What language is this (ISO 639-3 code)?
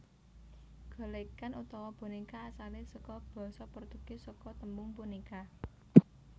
jav